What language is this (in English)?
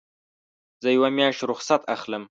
Pashto